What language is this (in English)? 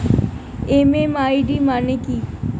Bangla